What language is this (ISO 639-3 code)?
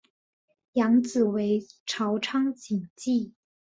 zho